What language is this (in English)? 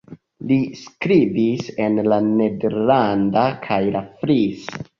Esperanto